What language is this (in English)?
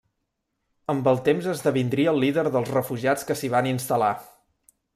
Catalan